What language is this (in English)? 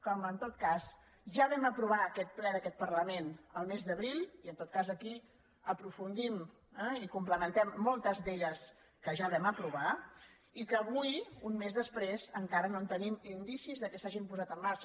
Catalan